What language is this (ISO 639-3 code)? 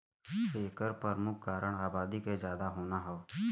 bho